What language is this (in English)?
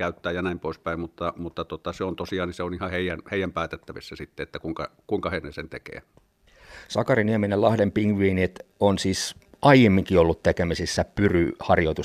Finnish